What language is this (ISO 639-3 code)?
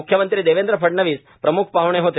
mar